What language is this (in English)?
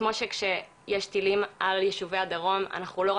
Hebrew